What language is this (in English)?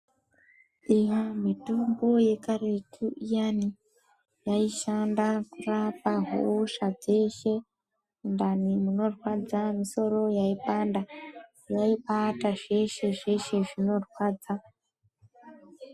Ndau